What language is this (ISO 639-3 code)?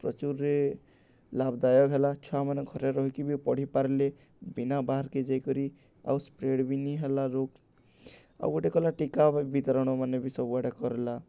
ori